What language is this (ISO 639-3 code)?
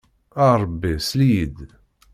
kab